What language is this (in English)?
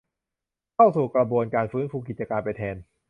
Thai